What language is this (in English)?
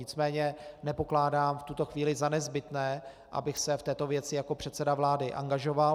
Czech